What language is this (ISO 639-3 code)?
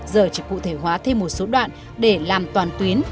vie